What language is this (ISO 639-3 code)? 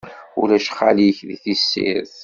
kab